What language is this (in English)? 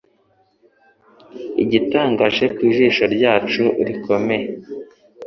Kinyarwanda